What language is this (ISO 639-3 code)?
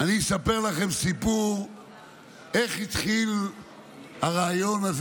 heb